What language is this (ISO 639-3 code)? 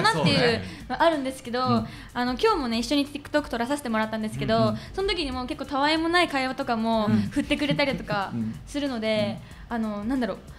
jpn